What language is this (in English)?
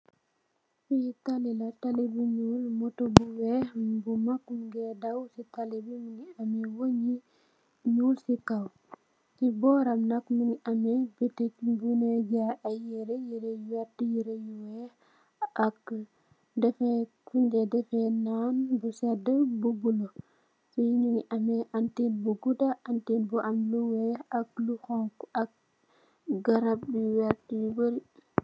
Wolof